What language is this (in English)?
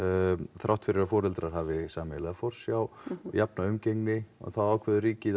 Icelandic